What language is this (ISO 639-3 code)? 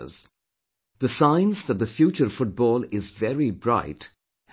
eng